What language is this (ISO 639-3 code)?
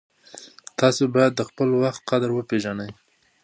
pus